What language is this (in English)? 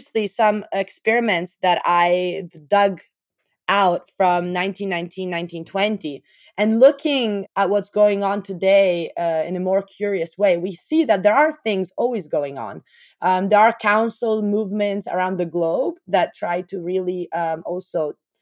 English